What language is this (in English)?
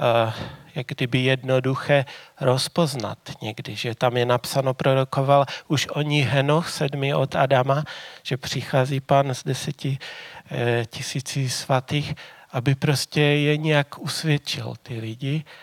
Czech